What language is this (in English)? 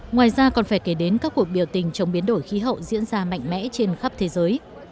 Vietnamese